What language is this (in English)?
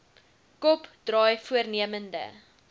Afrikaans